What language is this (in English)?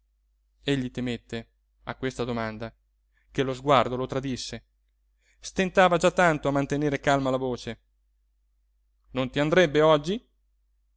Italian